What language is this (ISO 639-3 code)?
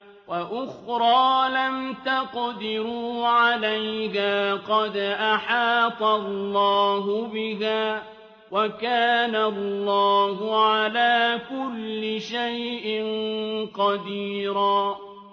ara